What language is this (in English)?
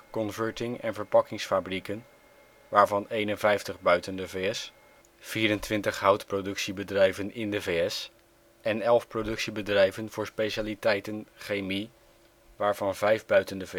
Dutch